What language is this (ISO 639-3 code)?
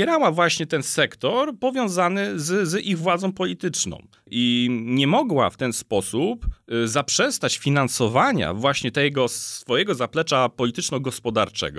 pol